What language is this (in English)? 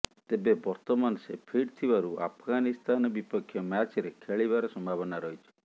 Odia